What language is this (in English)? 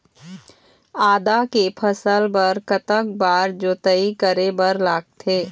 Chhattisgarhi